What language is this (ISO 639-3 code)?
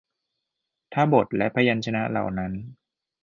tha